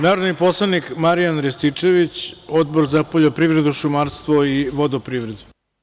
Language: Serbian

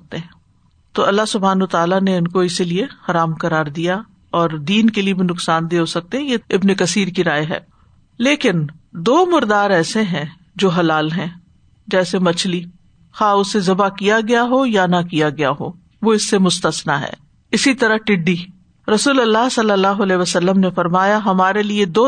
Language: Urdu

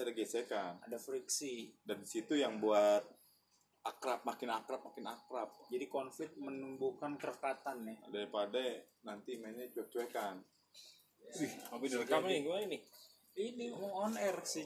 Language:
Indonesian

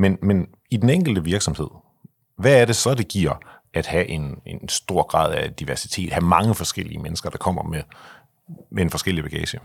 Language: Danish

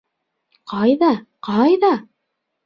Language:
Bashkir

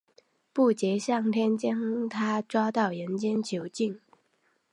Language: Chinese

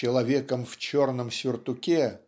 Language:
Russian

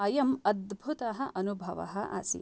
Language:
Sanskrit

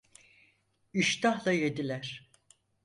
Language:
Turkish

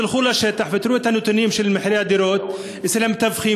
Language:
Hebrew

